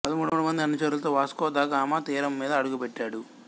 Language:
Telugu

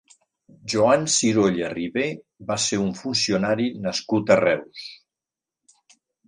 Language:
Catalan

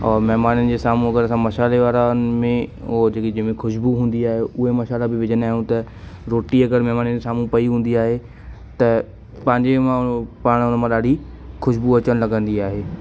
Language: Sindhi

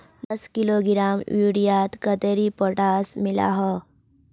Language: Magahi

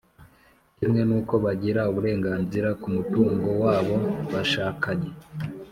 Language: Kinyarwanda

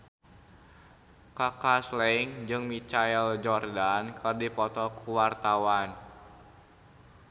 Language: Sundanese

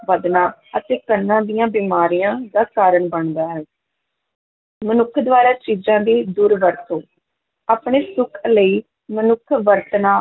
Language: Punjabi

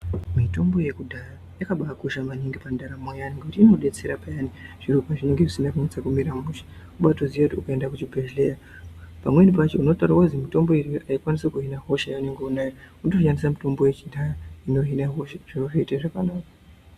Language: Ndau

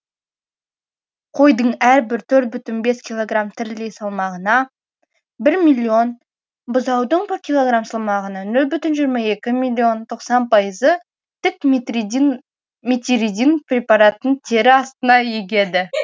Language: Kazakh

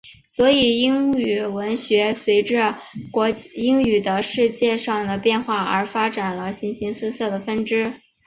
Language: Chinese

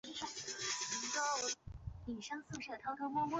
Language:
Chinese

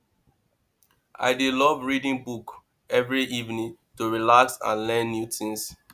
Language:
Nigerian Pidgin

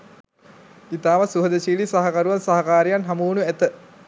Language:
Sinhala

